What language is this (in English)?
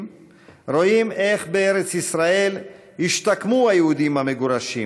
Hebrew